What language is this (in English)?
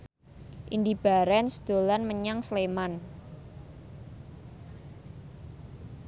Javanese